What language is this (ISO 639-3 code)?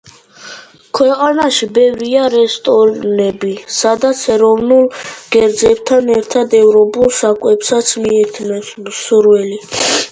kat